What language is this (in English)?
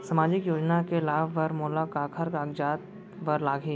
Chhattisgarhi